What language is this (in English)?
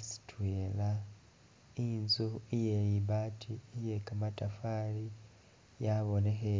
Masaaba